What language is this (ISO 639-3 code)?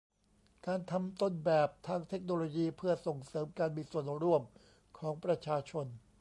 tha